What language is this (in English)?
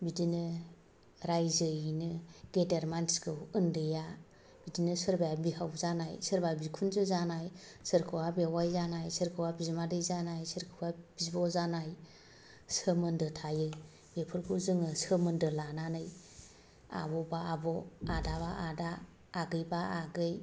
Bodo